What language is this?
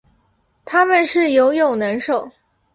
Chinese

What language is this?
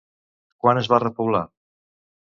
Catalan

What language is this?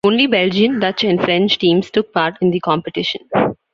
English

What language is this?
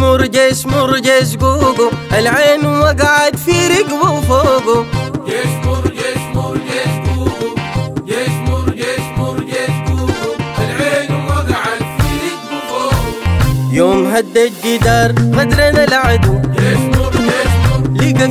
Arabic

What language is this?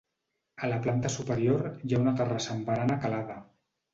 Catalan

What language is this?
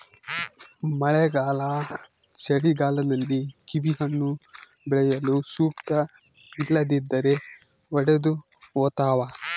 Kannada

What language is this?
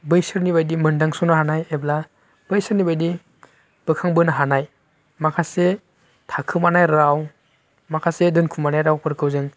Bodo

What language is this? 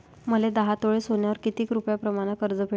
Marathi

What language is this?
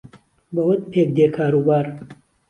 Central Kurdish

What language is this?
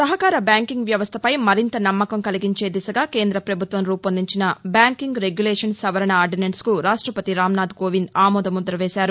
Telugu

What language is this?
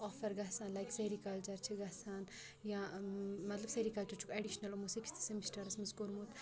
Kashmiri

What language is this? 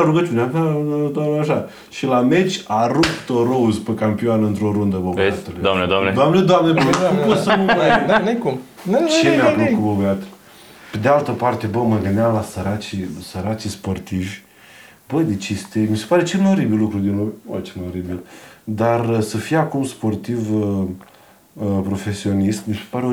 Romanian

